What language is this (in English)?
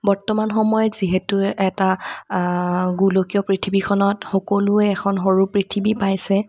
Assamese